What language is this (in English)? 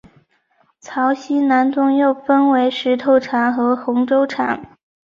Chinese